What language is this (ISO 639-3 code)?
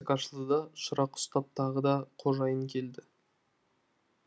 kaz